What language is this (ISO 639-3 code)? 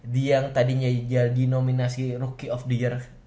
ind